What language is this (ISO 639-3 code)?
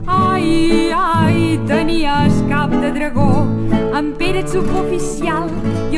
ron